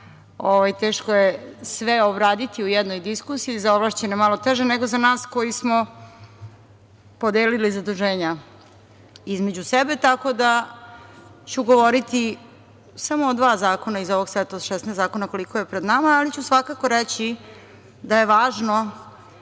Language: Serbian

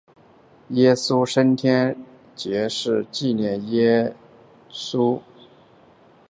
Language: Chinese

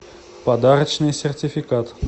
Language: Russian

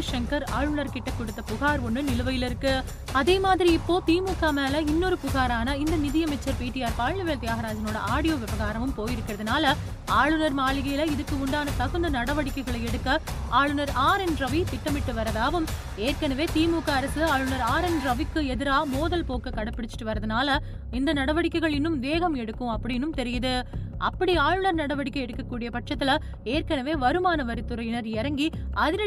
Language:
Tamil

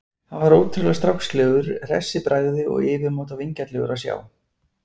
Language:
Icelandic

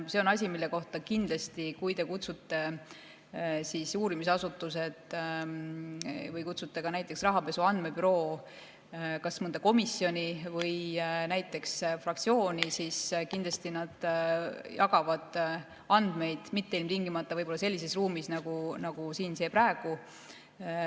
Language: Estonian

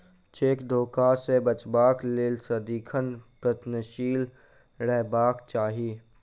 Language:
Maithili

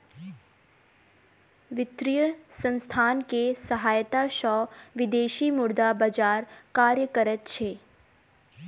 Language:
Maithili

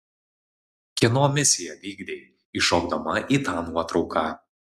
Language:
Lithuanian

